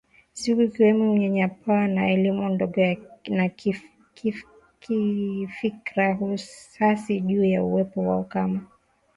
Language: Swahili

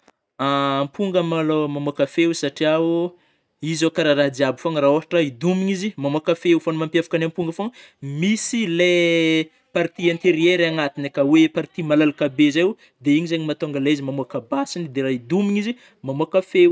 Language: Northern Betsimisaraka Malagasy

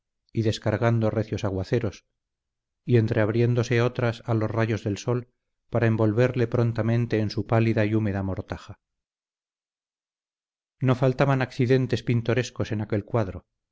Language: Spanish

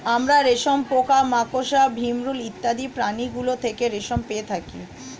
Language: Bangla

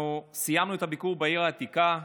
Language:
Hebrew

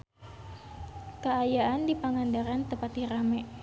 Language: Sundanese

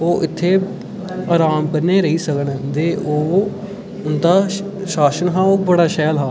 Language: Dogri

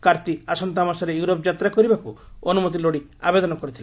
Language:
Odia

